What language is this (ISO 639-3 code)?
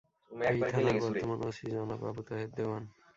ben